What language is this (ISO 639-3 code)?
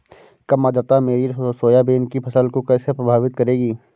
hin